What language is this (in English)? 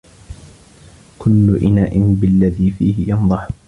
Arabic